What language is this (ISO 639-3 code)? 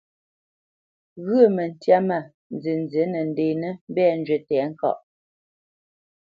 bce